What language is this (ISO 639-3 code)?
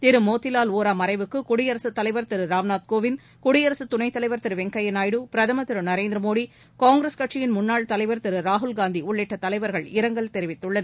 tam